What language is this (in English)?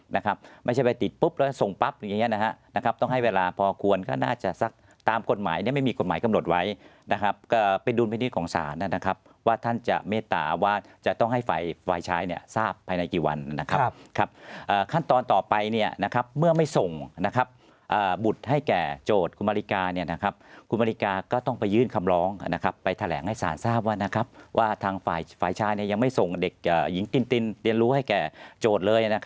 Thai